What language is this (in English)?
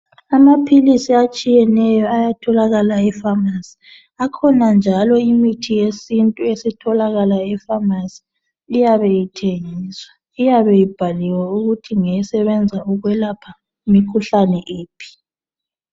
North Ndebele